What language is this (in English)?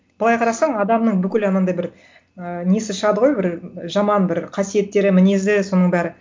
Kazakh